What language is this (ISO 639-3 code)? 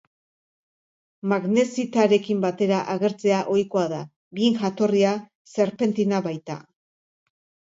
eus